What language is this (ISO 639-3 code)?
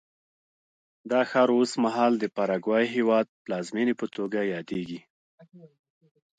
pus